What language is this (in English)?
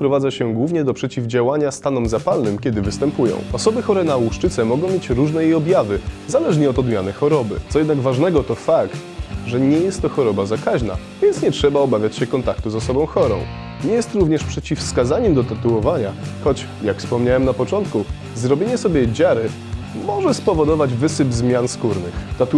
Polish